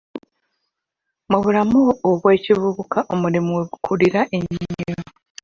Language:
Ganda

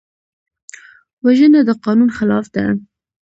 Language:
Pashto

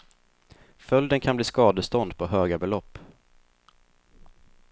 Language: Swedish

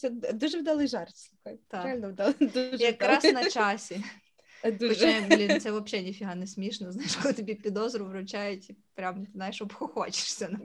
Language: Ukrainian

